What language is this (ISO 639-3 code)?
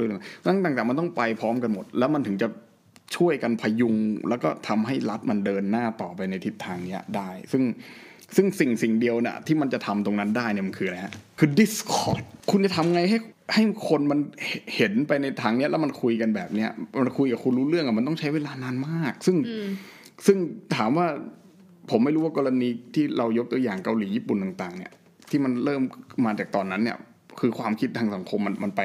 tha